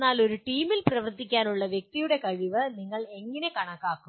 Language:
Malayalam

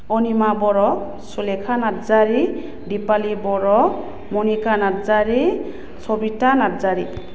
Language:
Bodo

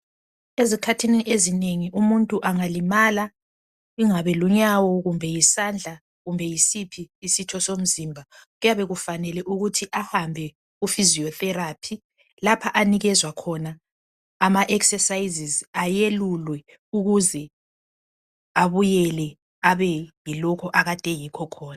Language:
North Ndebele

